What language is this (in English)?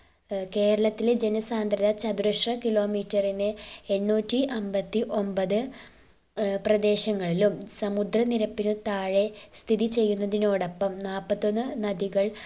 Malayalam